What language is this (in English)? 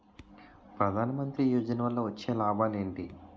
Telugu